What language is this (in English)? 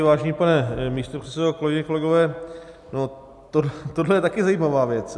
Czech